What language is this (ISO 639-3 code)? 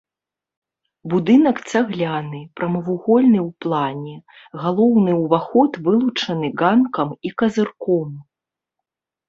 bel